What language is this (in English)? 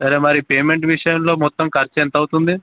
Telugu